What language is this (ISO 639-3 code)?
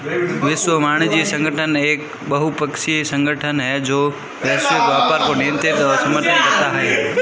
hin